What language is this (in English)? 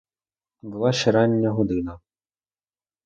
Ukrainian